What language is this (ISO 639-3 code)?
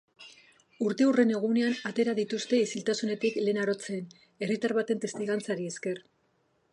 eus